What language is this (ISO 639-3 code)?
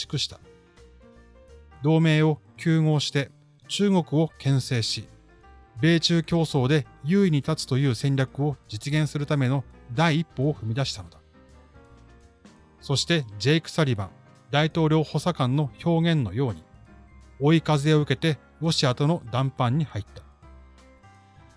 jpn